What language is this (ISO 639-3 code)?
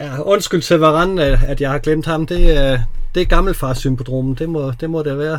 dan